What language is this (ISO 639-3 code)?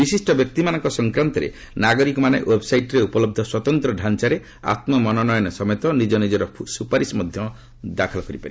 ori